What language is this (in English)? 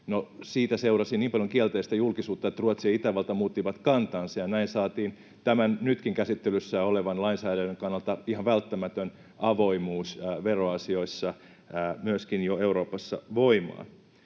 Finnish